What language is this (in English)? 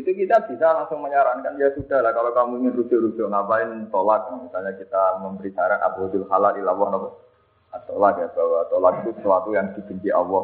Malay